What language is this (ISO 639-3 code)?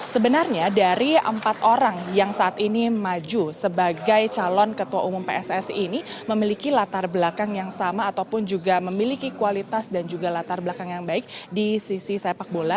ind